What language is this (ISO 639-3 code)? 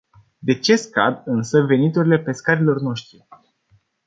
ron